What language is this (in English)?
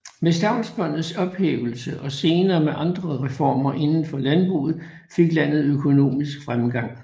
Danish